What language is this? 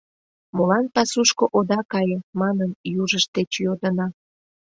Mari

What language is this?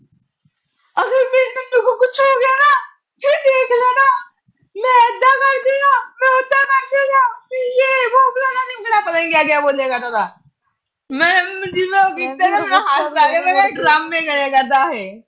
Punjabi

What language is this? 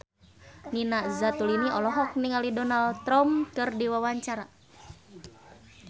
Sundanese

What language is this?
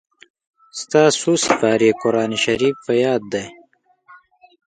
Pashto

